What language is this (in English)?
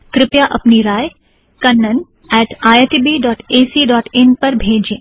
Hindi